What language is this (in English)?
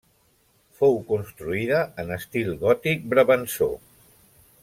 Catalan